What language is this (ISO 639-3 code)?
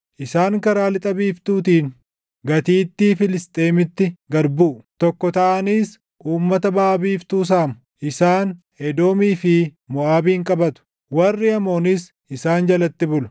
orm